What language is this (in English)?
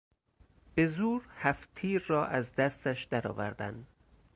Persian